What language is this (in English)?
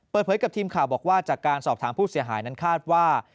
Thai